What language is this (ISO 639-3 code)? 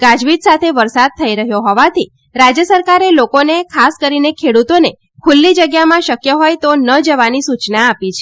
guj